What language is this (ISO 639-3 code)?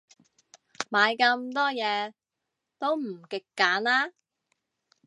yue